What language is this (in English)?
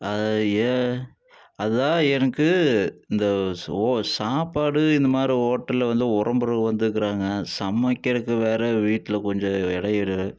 Tamil